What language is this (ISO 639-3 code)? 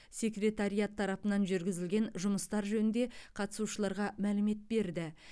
kaz